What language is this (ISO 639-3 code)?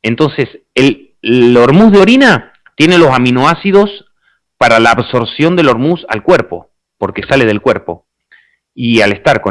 spa